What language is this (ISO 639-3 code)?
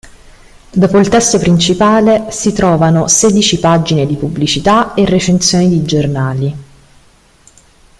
ita